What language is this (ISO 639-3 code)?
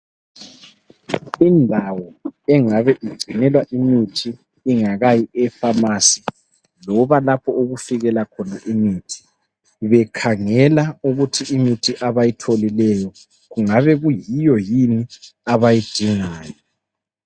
nde